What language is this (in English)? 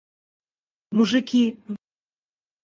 Russian